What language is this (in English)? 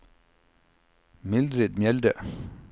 Norwegian